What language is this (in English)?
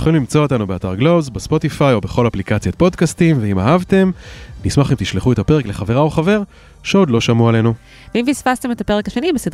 Hebrew